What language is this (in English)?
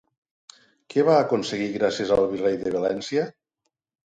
Catalan